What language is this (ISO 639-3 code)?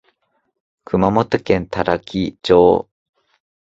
jpn